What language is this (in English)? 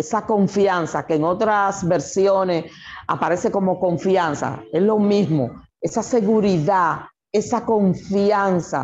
Spanish